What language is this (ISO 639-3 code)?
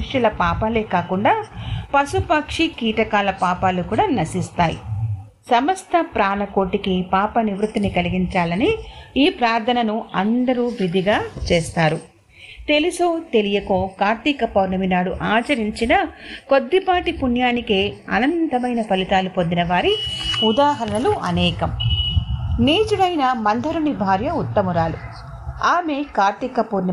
tel